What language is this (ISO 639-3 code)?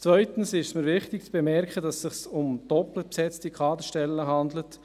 gsw